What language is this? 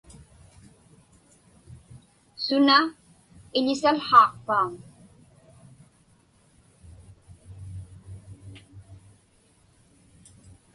Inupiaq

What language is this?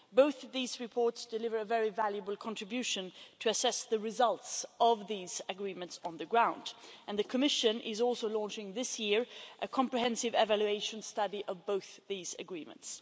English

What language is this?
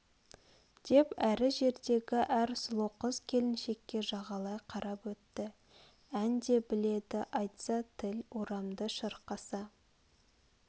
Kazakh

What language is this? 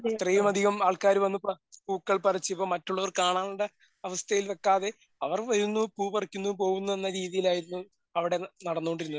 Malayalam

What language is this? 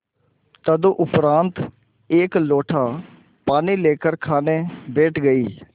Hindi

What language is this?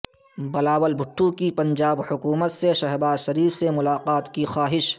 Urdu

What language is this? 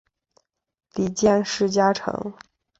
Chinese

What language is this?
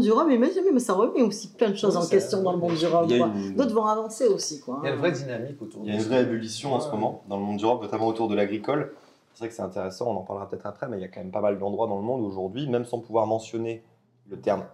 French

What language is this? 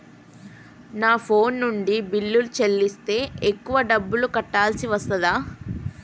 Telugu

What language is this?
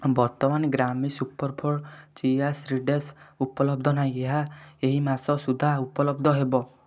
Odia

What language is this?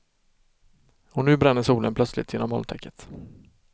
Swedish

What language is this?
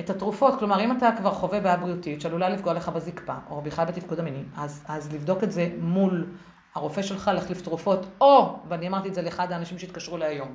Hebrew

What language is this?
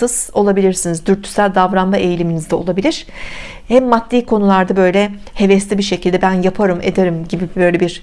Turkish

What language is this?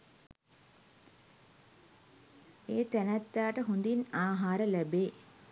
Sinhala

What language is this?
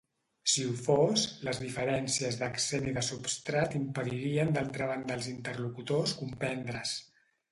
Catalan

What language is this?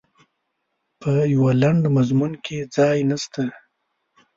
Pashto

